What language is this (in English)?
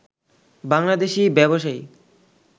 Bangla